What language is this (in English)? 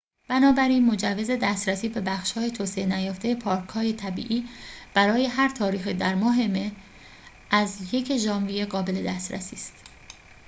Persian